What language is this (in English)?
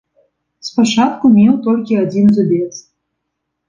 Belarusian